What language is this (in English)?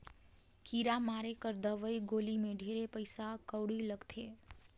Chhattisgarhi